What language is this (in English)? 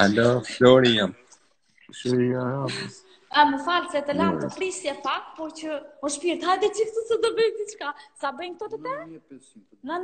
Romanian